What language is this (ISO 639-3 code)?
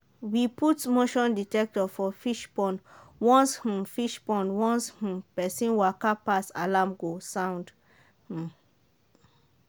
pcm